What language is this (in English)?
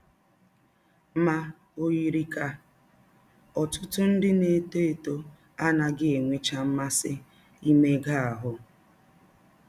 Igbo